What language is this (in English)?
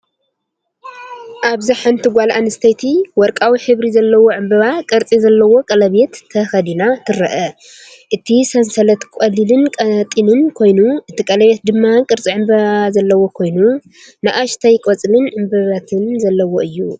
Tigrinya